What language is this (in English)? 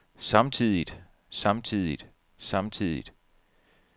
Danish